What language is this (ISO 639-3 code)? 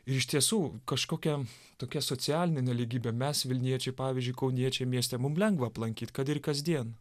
lit